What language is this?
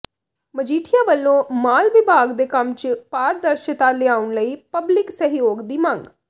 Punjabi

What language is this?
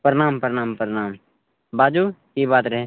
Maithili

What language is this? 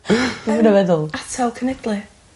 Welsh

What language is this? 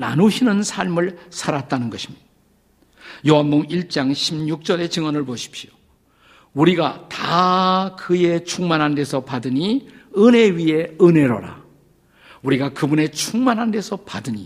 Korean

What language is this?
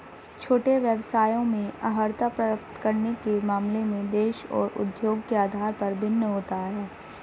Hindi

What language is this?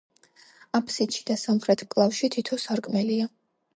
Georgian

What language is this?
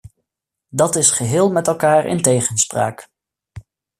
Dutch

